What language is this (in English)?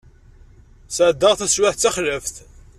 Kabyle